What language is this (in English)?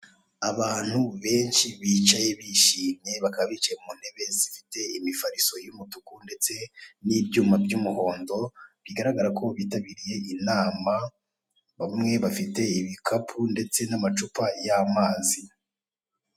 Kinyarwanda